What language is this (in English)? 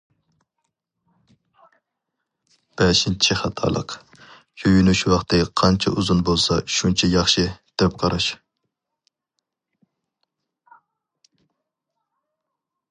Uyghur